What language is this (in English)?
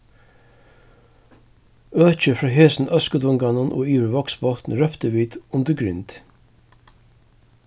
Faroese